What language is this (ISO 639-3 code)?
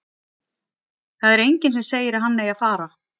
isl